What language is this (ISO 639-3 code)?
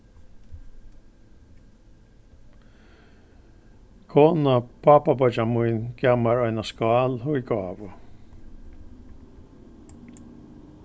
fao